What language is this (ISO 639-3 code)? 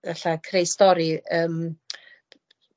cym